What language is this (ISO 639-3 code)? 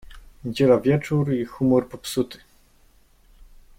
pol